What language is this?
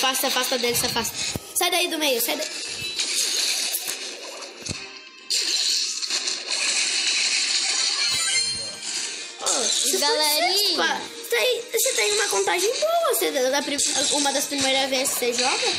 Portuguese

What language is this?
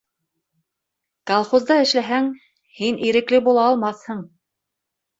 Bashkir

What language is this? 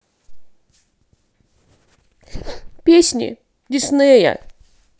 Russian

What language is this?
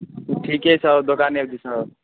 Maithili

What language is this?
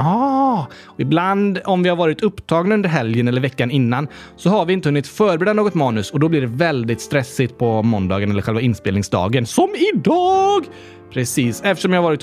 Swedish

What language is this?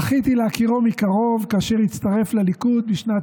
Hebrew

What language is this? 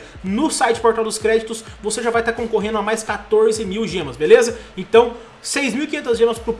Portuguese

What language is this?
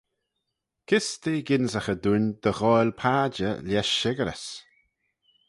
Manx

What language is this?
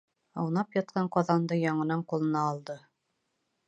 Bashkir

